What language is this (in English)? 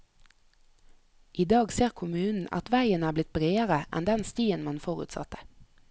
Norwegian